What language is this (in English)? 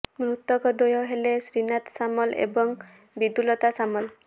Odia